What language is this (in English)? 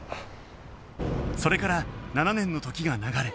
Japanese